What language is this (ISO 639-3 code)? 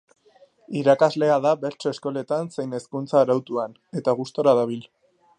eus